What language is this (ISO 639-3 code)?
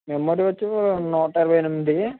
tel